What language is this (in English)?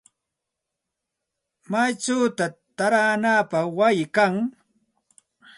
Santa Ana de Tusi Pasco Quechua